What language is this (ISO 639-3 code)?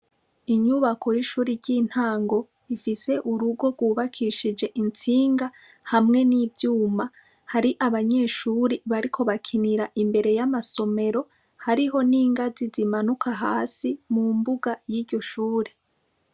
run